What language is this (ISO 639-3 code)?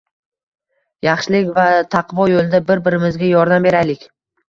uzb